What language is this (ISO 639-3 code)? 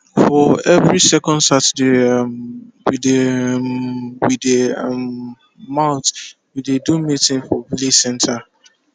pcm